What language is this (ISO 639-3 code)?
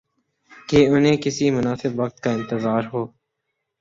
urd